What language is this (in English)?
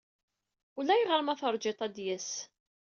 Kabyle